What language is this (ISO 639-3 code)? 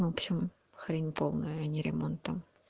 rus